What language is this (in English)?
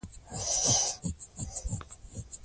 Pashto